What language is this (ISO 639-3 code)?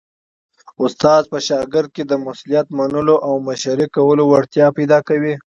pus